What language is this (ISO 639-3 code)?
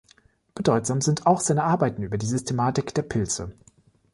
deu